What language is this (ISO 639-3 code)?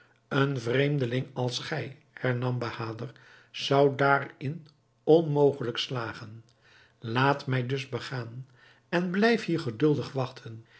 nld